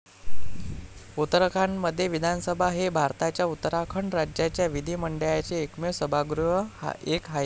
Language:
Marathi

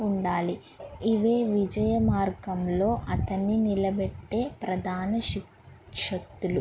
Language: Telugu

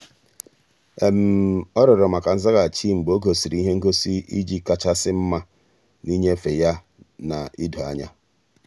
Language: Igbo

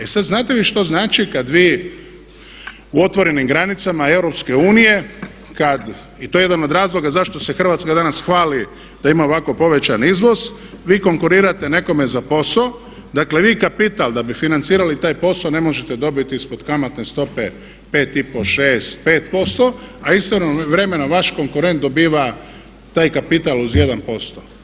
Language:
Croatian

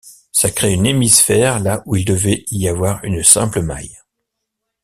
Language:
French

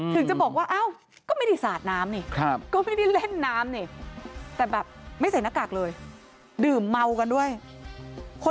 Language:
Thai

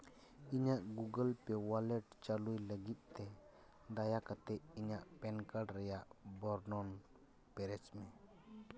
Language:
Santali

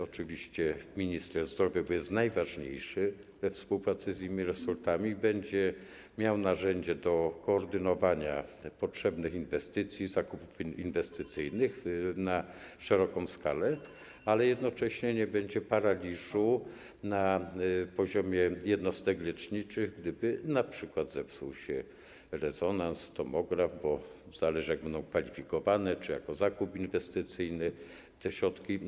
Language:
Polish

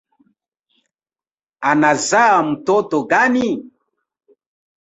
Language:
Swahili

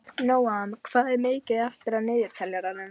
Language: Icelandic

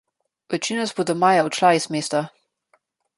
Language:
Slovenian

